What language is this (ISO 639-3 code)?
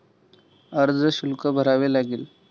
mar